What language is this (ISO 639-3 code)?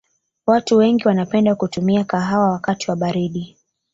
swa